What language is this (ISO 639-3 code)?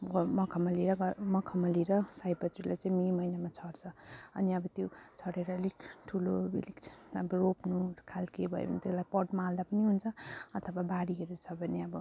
nep